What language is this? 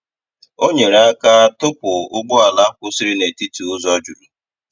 Igbo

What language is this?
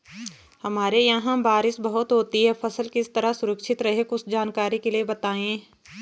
Hindi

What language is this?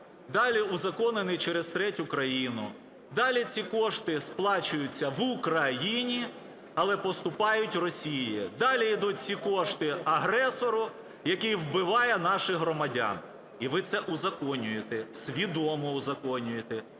Ukrainian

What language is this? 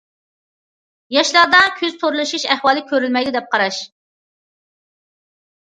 Uyghur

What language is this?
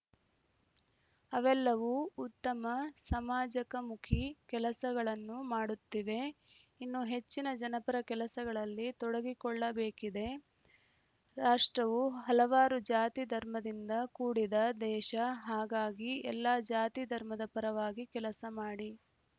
Kannada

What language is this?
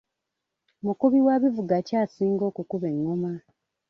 Ganda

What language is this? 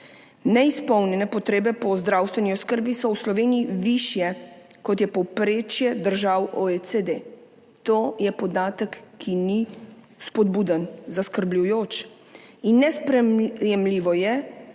Slovenian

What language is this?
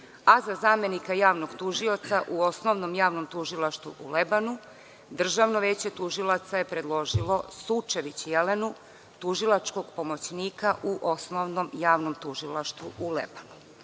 Serbian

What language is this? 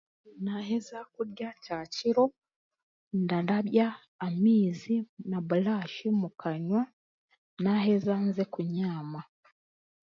Chiga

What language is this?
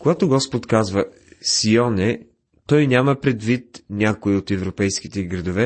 Bulgarian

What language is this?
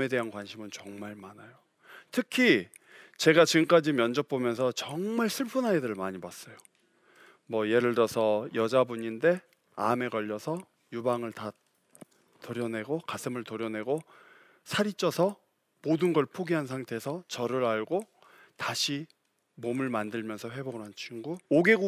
Korean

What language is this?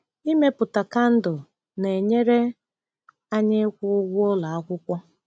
Igbo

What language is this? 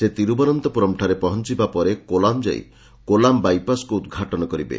Odia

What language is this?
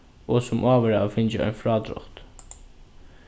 Faroese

